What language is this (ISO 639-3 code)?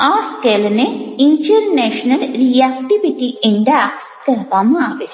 guj